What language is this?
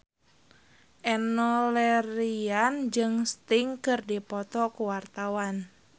Sundanese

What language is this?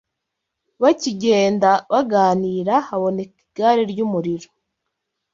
Kinyarwanda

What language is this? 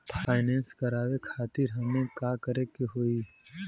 Bhojpuri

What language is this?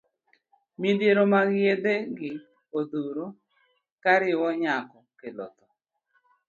Luo (Kenya and Tanzania)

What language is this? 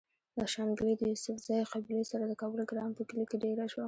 Pashto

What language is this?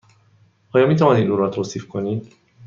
Persian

